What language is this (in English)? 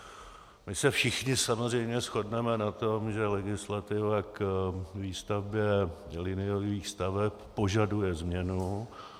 Czech